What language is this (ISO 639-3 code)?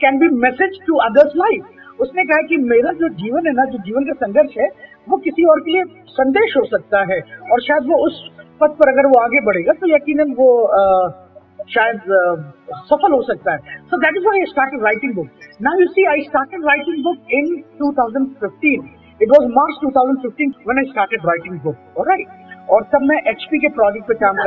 hin